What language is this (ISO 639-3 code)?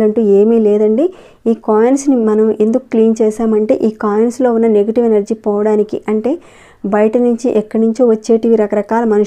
tel